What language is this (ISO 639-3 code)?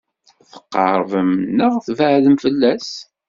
kab